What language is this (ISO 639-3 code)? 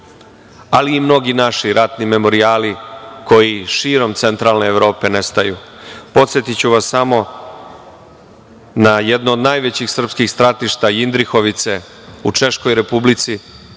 srp